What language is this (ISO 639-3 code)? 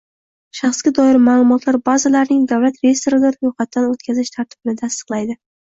uzb